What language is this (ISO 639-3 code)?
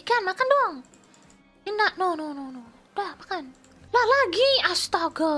ind